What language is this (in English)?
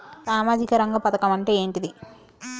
Telugu